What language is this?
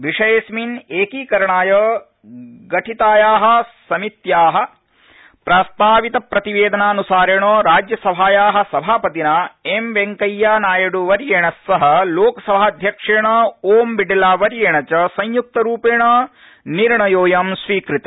Sanskrit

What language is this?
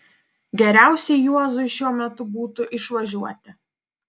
Lithuanian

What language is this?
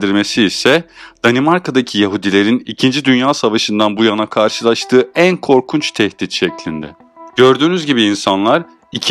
Turkish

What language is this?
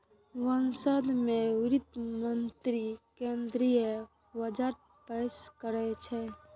Maithili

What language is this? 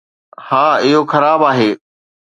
Sindhi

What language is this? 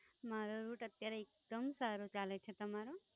Gujarati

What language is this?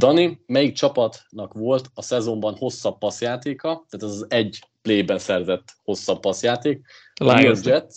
Hungarian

